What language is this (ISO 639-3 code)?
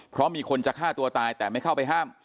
tha